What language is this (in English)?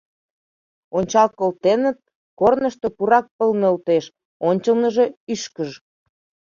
Mari